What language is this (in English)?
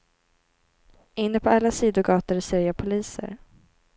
Swedish